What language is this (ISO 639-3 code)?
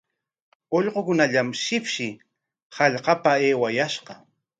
qwa